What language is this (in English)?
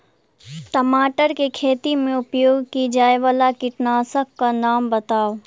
Maithili